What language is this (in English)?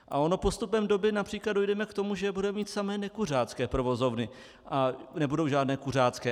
Czech